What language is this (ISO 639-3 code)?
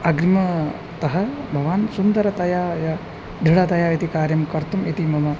san